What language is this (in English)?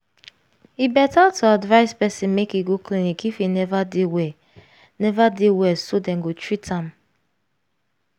Nigerian Pidgin